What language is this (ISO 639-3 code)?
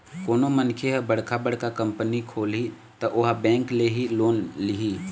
hne